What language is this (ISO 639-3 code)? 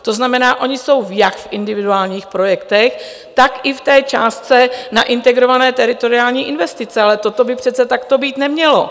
ces